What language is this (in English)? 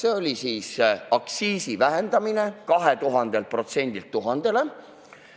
Estonian